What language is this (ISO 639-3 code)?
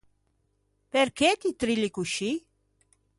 lij